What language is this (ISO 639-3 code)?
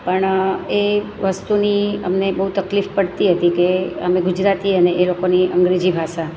guj